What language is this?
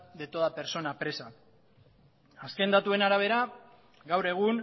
Basque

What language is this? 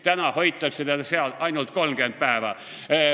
Estonian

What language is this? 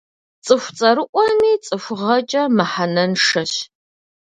Kabardian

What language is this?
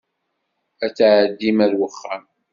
Kabyle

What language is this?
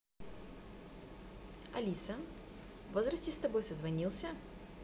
Russian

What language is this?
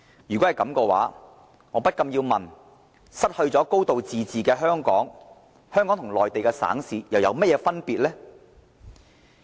Cantonese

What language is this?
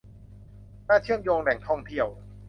Thai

